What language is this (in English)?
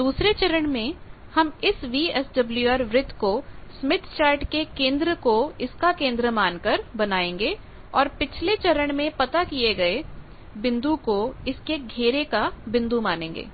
Hindi